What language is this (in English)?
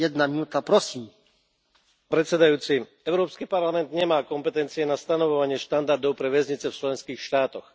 Slovak